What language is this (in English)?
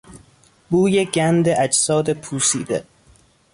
Persian